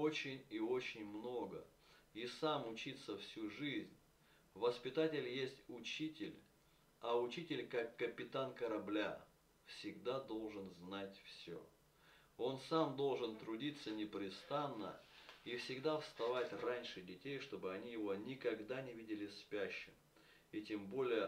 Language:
Russian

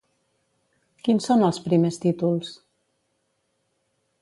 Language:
Catalan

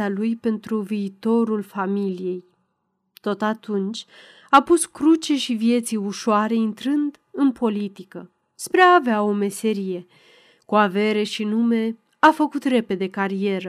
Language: Romanian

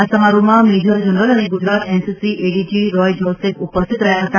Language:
Gujarati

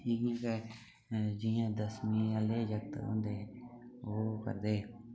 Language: Dogri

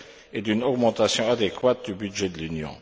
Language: French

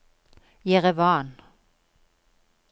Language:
Norwegian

